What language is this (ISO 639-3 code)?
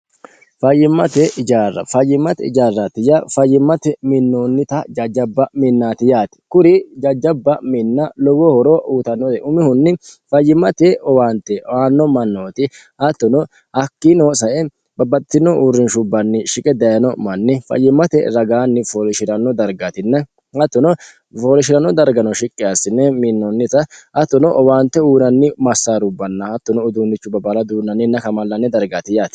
sid